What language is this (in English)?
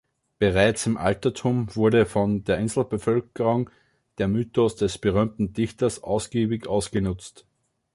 German